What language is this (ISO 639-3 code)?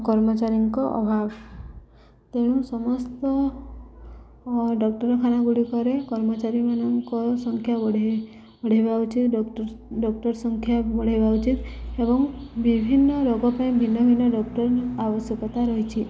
ori